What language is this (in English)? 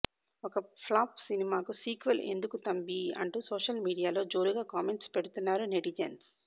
Telugu